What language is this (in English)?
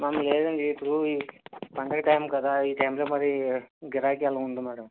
Telugu